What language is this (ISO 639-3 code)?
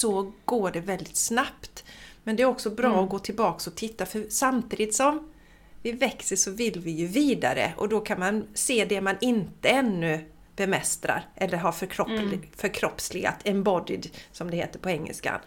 swe